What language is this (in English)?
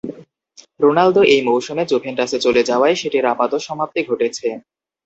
Bangla